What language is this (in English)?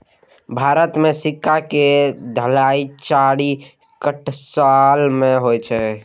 Maithili